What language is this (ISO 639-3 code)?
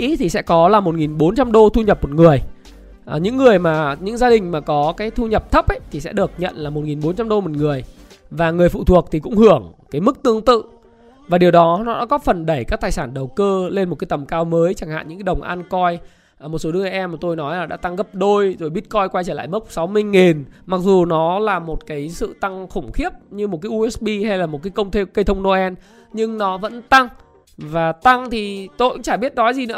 vie